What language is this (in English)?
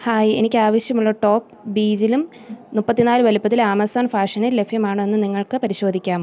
Malayalam